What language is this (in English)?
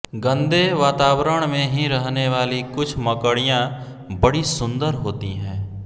Hindi